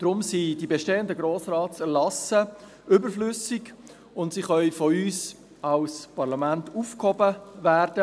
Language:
Swiss German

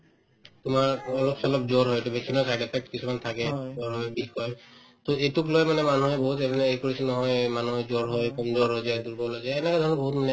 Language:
Assamese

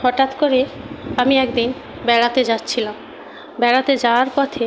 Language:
Bangla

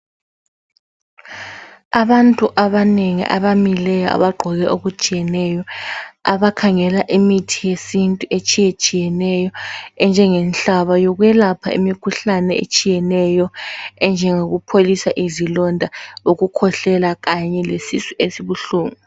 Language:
North Ndebele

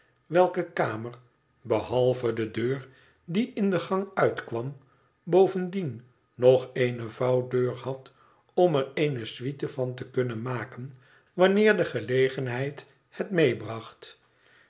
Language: Dutch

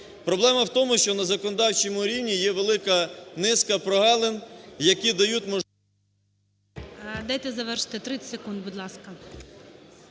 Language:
Ukrainian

